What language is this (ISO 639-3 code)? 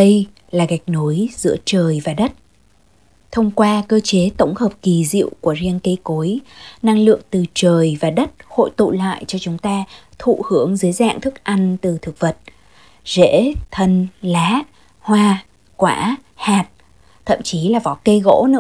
vie